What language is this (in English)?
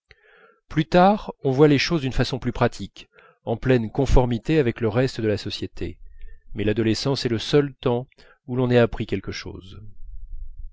French